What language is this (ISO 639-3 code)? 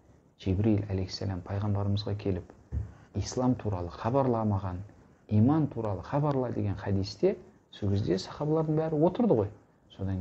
tur